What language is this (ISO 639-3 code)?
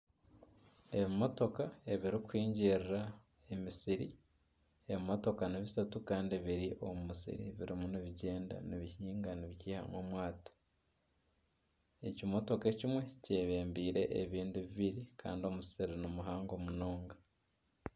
nyn